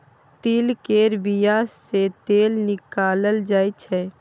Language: Maithili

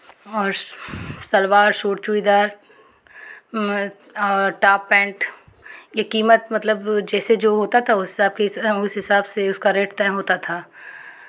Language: Hindi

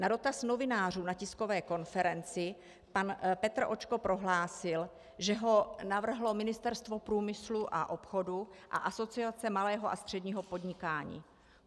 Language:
Czech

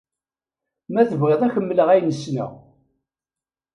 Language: Kabyle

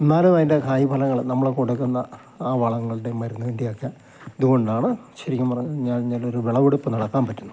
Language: Malayalam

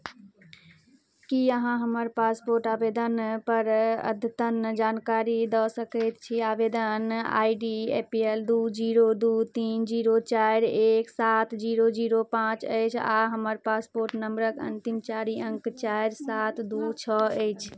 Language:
Maithili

